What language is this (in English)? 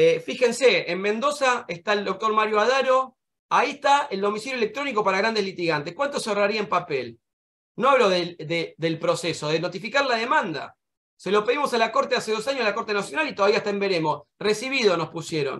Spanish